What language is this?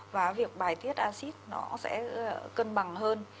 Vietnamese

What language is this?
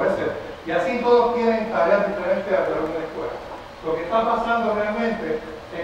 Spanish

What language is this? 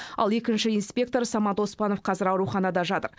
Kazakh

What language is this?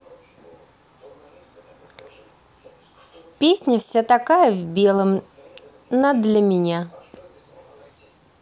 Russian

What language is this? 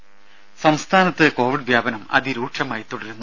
Malayalam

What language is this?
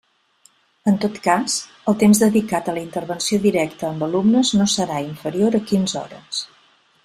Catalan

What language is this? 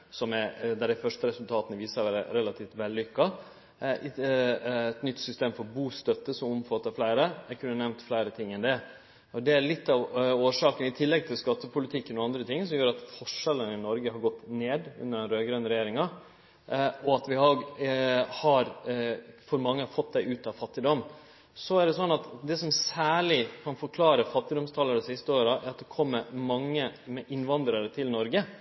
Norwegian Nynorsk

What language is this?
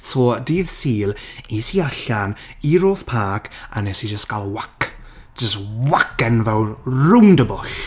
Welsh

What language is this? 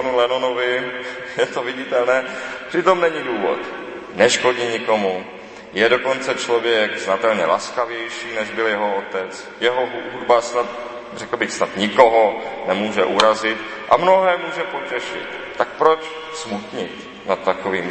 Czech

